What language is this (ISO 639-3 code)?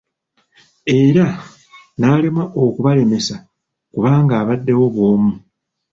lug